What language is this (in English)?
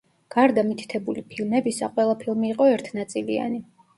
Georgian